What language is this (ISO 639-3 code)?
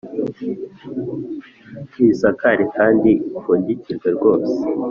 kin